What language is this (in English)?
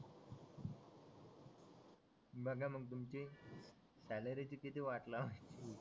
Marathi